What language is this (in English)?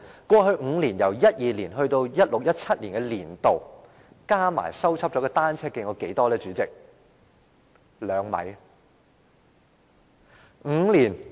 Cantonese